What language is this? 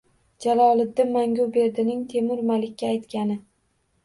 Uzbek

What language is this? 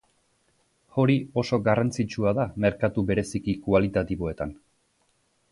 Basque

